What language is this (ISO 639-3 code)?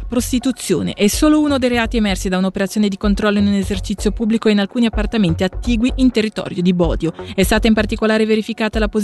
ita